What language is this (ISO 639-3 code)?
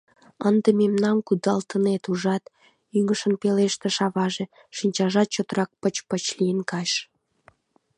chm